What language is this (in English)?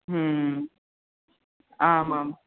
Sanskrit